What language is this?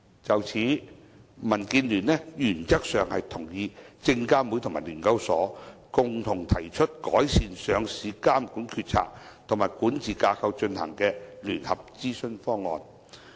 Cantonese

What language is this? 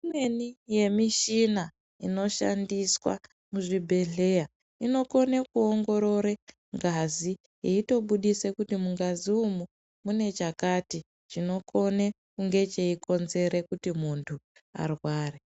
Ndau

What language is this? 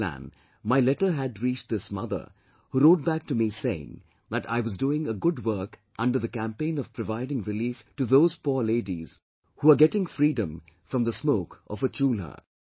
English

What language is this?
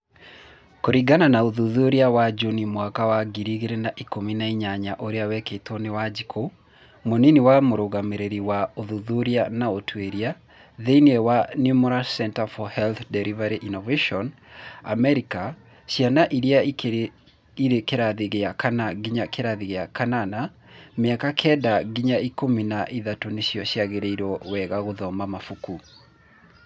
Kikuyu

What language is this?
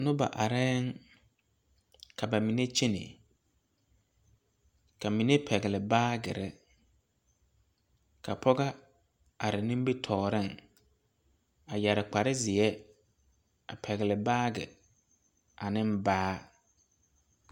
Southern Dagaare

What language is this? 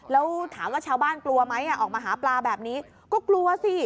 Thai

